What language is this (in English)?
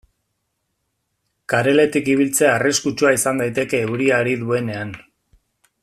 Basque